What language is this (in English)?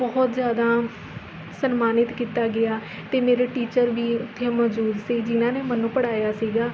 Punjabi